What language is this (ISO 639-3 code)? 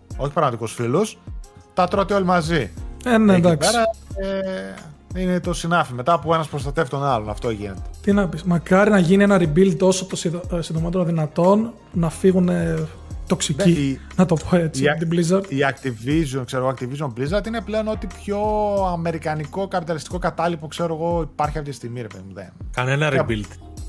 ell